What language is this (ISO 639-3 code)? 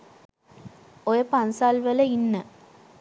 sin